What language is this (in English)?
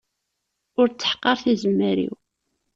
Kabyle